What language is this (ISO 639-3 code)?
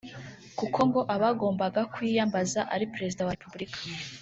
kin